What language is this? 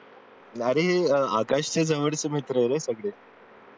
Marathi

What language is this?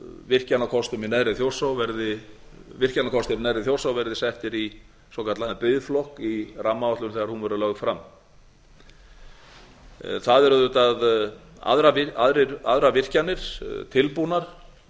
Icelandic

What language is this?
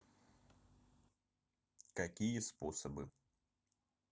Russian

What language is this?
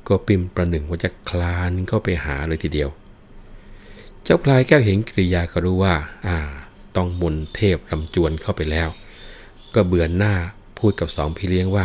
Thai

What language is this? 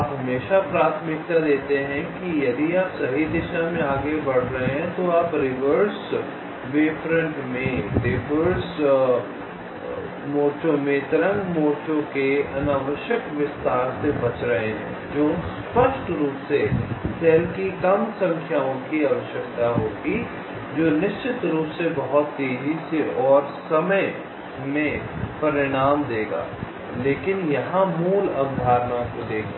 Hindi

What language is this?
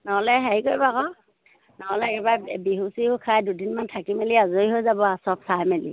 Assamese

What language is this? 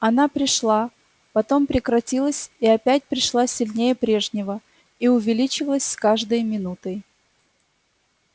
Russian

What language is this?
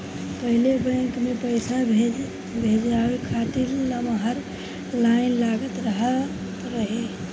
Bhojpuri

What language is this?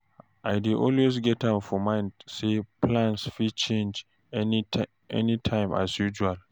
Nigerian Pidgin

